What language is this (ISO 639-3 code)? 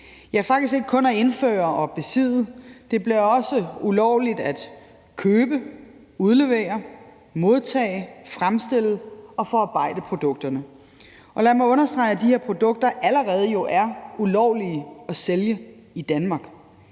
dan